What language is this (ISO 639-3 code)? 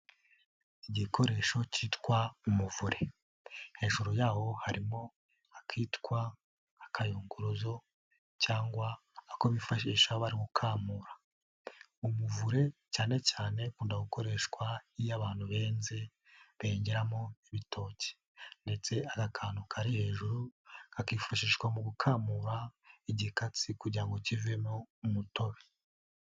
kin